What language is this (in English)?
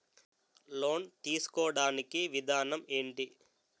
Telugu